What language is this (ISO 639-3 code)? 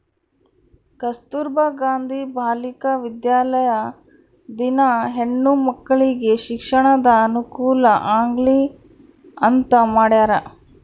kan